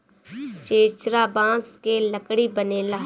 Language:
Bhojpuri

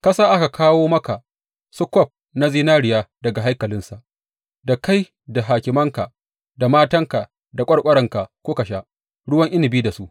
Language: Hausa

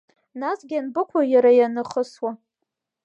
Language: Abkhazian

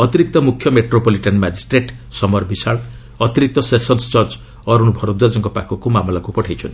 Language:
Odia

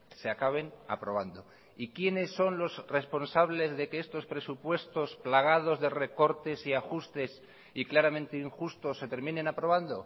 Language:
Spanish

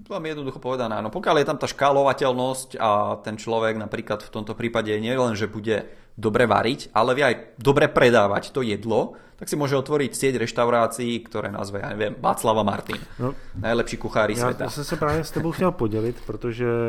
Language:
Czech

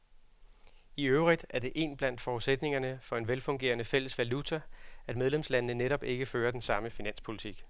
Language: Danish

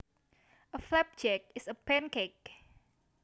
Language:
Javanese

